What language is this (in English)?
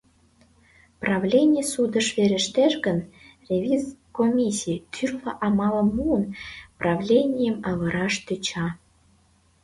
Mari